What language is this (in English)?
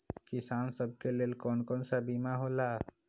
Magahi